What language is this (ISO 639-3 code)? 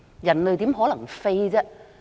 yue